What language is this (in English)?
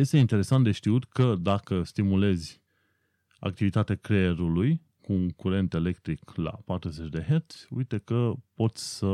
Romanian